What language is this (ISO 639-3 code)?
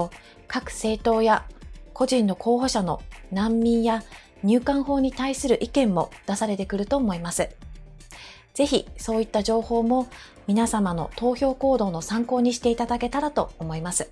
jpn